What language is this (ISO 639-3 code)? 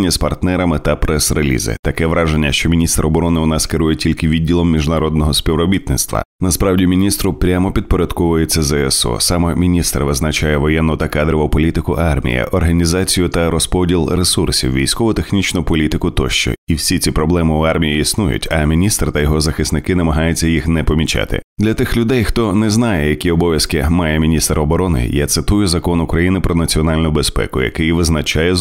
ukr